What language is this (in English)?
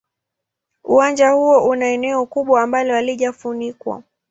Swahili